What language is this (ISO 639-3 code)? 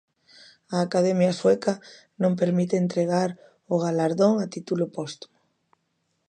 glg